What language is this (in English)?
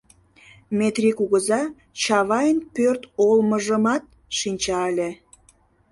Mari